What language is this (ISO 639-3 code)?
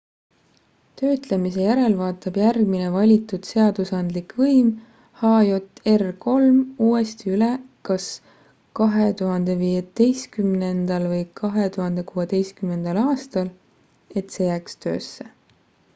est